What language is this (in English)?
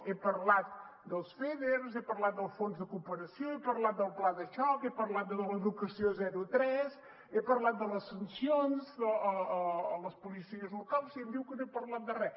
Catalan